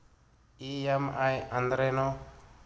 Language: Kannada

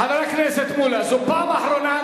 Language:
Hebrew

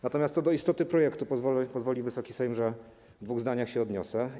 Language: Polish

